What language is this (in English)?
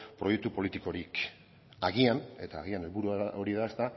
Basque